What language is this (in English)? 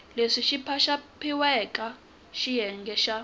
Tsonga